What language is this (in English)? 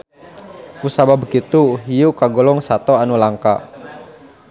Sundanese